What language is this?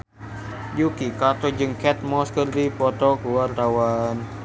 Sundanese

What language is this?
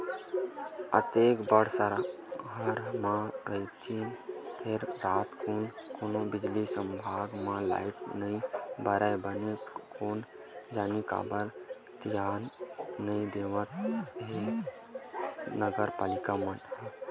Chhattisgarhi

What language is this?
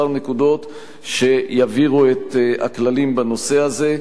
Hebrew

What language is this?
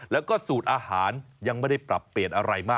Thai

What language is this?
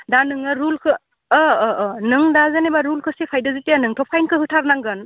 Bodo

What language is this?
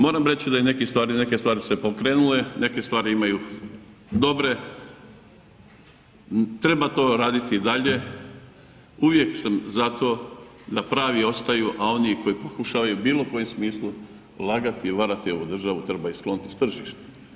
Croatian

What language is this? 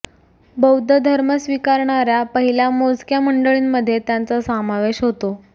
Marathi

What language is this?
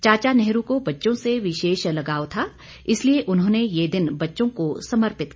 Hindi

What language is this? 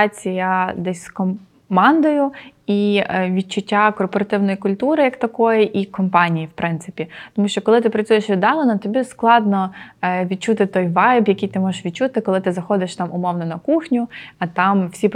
Ukrainian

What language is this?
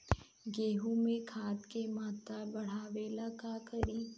Bhojpuri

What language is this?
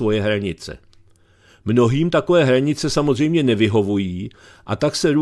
Czech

